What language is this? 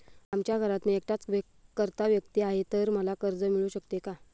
Marathi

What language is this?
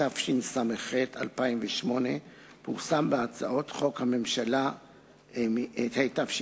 Hebrew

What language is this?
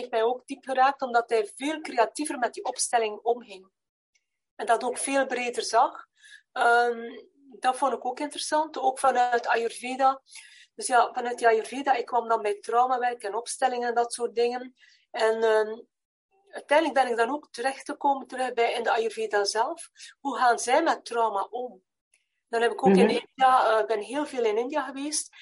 Dutch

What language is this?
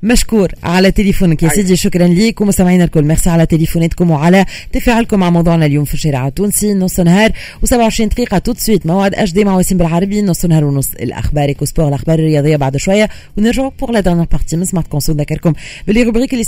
Arabic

